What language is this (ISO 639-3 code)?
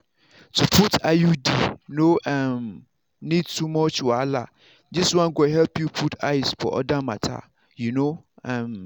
pcm